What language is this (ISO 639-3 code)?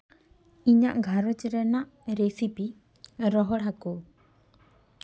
sat